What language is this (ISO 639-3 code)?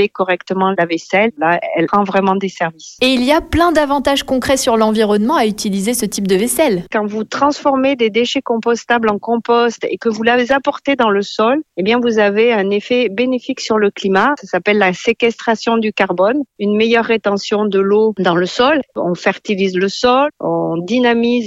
fra